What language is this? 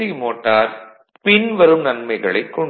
Tamil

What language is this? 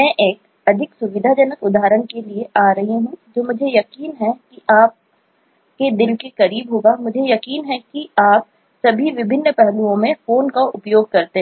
Hindi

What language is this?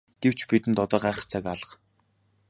Mongolian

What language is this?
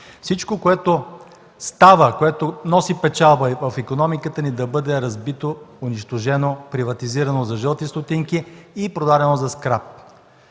Bulgarian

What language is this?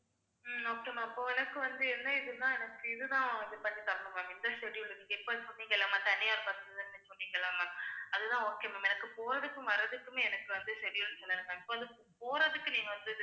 Tamil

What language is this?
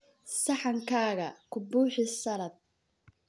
Somali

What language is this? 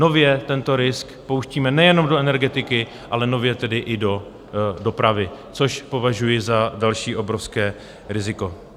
Czech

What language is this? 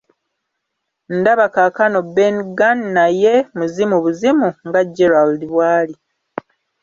Ganda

